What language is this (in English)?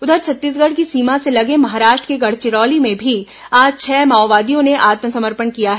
Hindi